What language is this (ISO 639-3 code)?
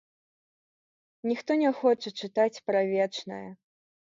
bel